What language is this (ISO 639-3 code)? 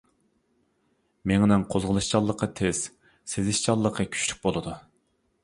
uig